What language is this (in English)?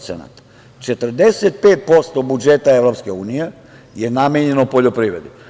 Serbian